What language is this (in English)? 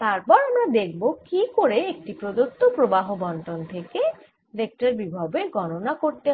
Bangla